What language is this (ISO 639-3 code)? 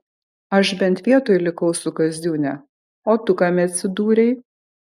lit